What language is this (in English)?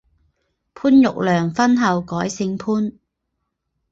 Chinese